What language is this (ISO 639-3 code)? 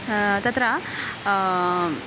san